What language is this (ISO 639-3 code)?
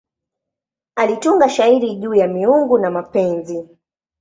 swa